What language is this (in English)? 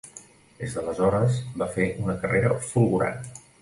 Catalan